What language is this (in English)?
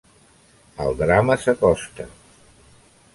Catalan